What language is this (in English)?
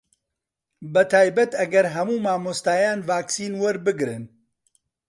Central Kurdish